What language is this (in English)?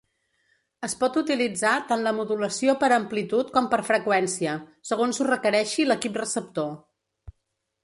Catalan